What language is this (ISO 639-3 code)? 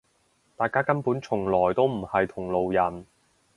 yue